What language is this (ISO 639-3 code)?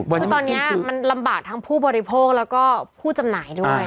tha